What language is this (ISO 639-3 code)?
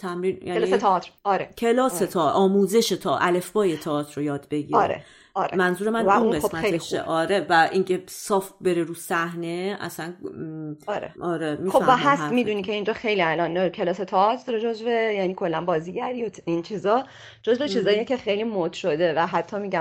fas